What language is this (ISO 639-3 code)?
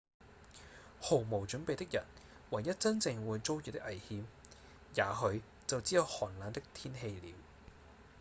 yue